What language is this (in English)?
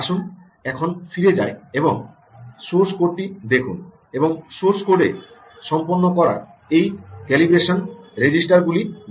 Bangla